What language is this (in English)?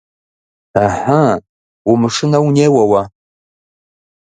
Kabardian